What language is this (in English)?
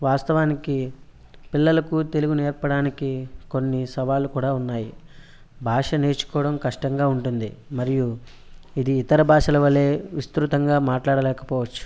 Telugu